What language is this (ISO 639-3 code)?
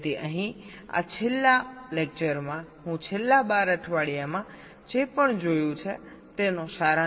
guj